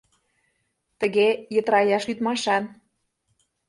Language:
Mari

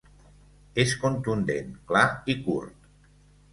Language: Catalan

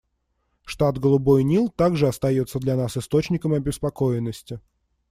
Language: Russian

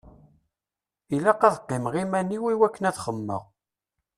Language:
Kabyle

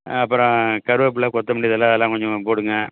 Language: Tamil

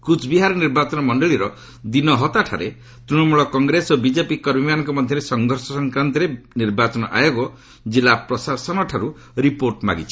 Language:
Odia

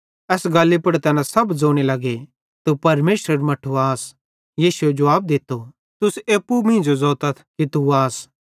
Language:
Bhadrawahi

